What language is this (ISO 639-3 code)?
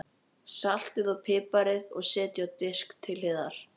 isl